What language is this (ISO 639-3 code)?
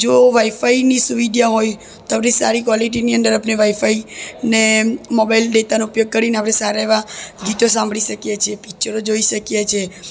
guj